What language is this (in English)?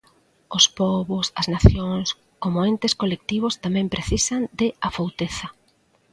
Galician